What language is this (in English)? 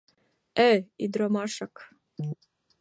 Mari